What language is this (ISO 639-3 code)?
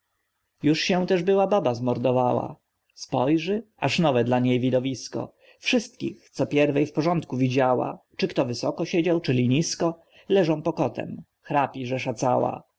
pol